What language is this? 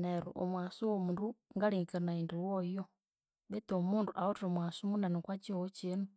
Konzo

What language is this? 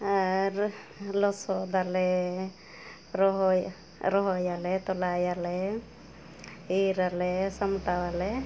Santali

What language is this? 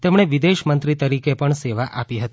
Gujarati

